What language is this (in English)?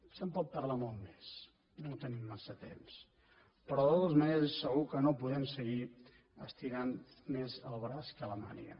Catalan